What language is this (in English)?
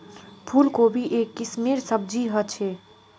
Magahi